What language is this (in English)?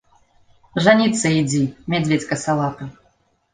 Belarusian